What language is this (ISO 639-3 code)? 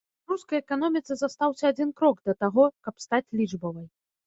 bel